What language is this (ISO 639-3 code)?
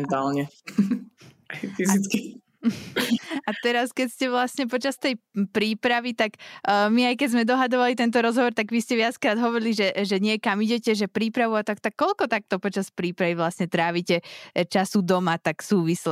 slk